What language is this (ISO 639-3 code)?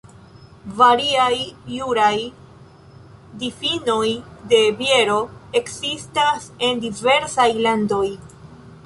epo